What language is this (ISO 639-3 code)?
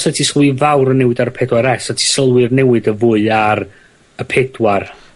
cym